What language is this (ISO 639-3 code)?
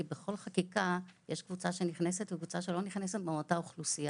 heb